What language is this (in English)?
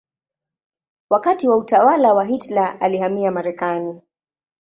Swahili